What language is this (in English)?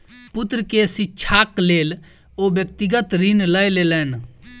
Maithili